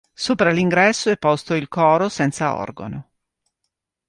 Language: Italian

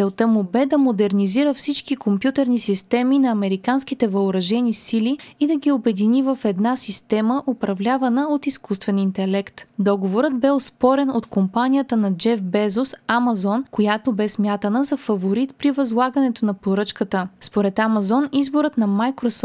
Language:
Bulgarian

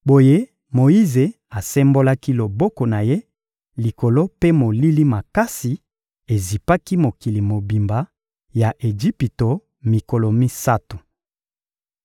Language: Lingala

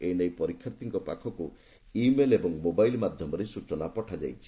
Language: Odia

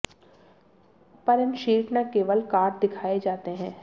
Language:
Hindi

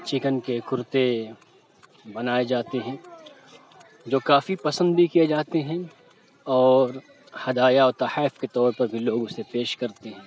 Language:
Urdu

